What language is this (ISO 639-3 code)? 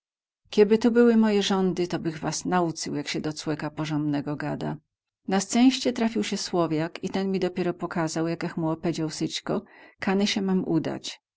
pol